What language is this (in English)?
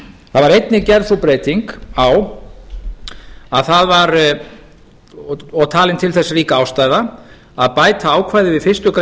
Icelandic